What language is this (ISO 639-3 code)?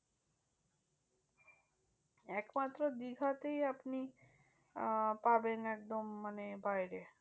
ben